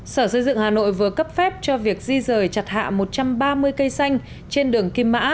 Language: Vietnamese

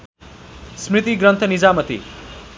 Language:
Nepali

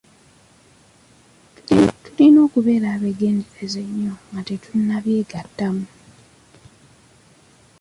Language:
Ganda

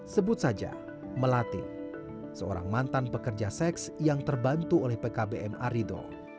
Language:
Indonesian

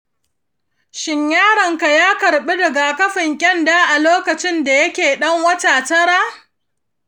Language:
Hausa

